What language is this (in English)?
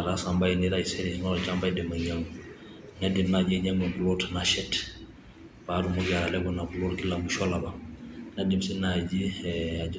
Masai